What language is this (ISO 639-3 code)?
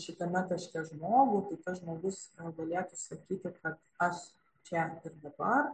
lit